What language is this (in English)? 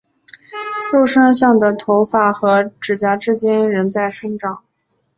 Chinese